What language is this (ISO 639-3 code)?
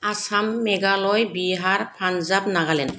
brx